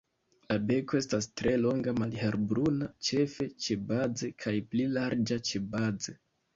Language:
Esperanto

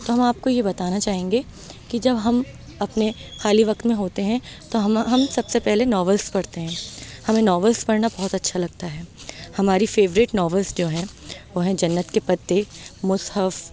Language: Urdu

